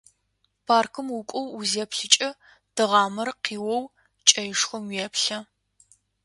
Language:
Adyghe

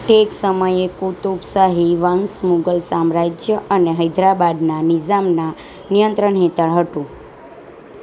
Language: Gujarati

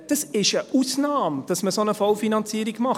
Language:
Swiss German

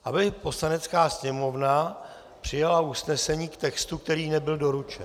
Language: Czech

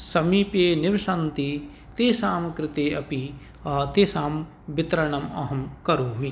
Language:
Sanskrit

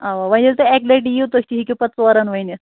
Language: Kashmiri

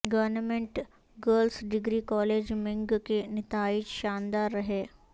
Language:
Urdu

